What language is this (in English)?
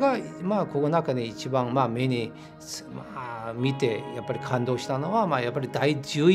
Japanese